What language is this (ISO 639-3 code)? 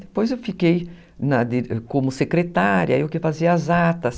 por